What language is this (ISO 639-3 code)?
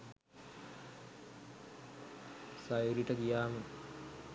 sin